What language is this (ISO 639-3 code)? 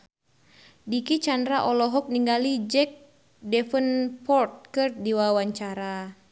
sun